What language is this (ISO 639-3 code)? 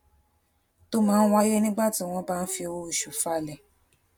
yor